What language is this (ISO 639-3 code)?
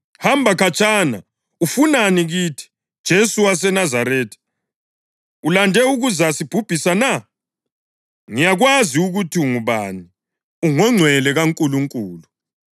nde